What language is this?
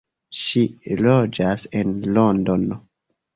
Esperanto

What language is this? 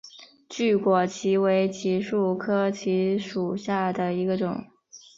Chinese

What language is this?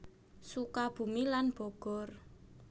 Javanese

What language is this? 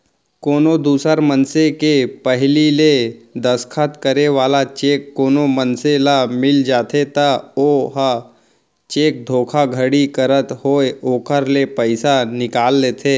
Chhattisgarhi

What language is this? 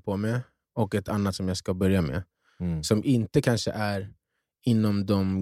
Swedish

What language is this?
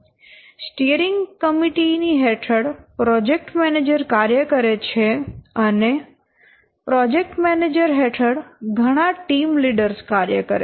Gujarati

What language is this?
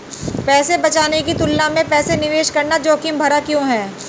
Hindi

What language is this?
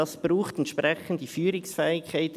Swiss German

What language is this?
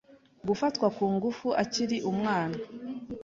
Kinyarwanda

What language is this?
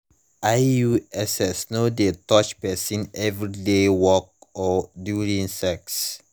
Nigerian Pidgin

